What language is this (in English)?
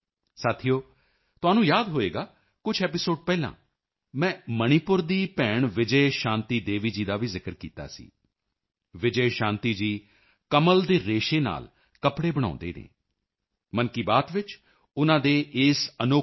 Punjabi